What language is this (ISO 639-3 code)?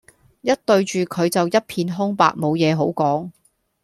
yue